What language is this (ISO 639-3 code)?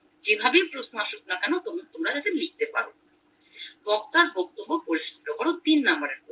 ben